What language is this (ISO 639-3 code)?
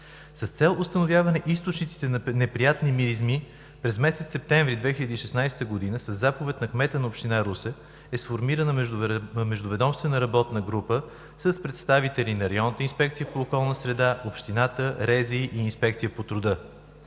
bul